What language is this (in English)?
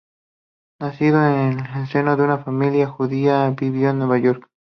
Spanish